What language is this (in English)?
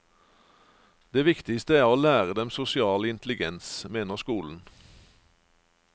Norwegian